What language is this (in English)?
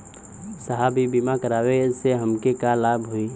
Bhojpuri